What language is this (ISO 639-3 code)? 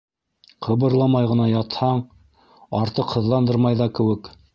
bak